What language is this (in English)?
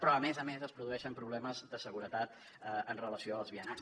Catalan